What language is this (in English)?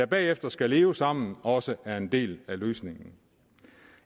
Danish